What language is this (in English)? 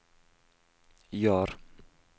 Norwegian